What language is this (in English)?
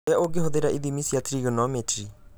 Kikuyu